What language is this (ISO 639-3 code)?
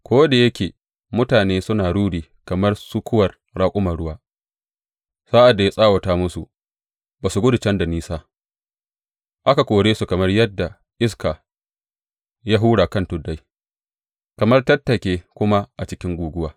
hau